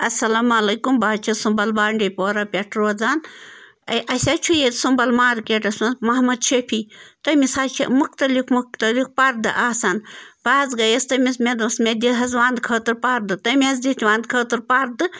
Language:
Kashmiri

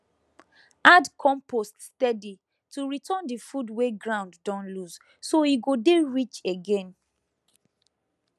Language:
Nigerian Pidgin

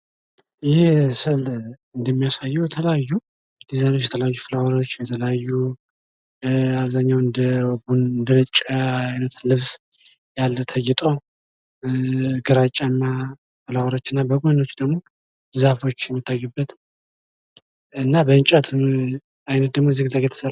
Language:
Amharic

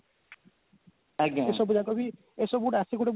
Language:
Odia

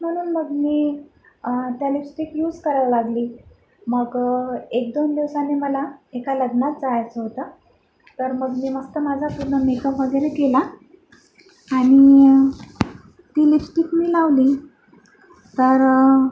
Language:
Marathi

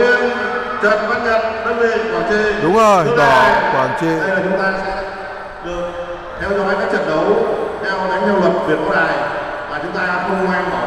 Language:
Vietnamese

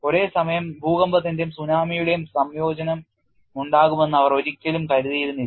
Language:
Malayalam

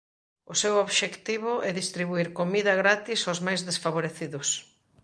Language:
Galician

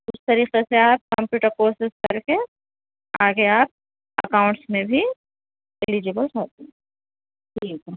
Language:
Urdu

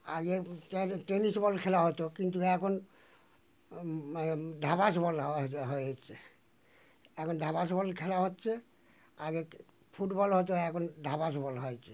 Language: Bangla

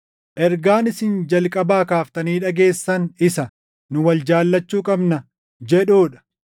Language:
Oromo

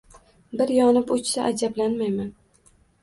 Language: Uzbek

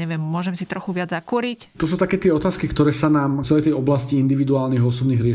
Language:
Slovak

